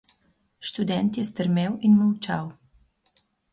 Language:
Slovenian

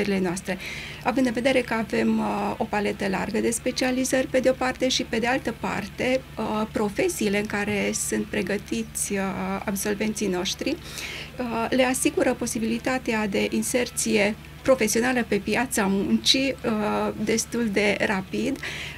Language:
Romanian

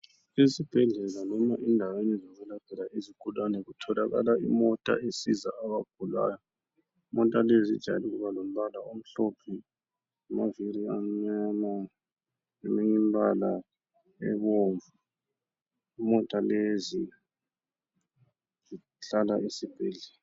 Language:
North Ndebele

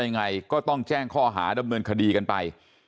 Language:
Thai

